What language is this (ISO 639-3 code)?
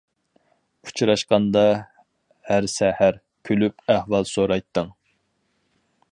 uig